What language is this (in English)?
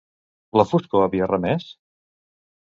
Catalan